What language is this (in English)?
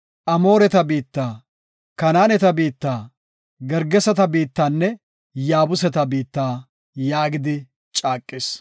Gofa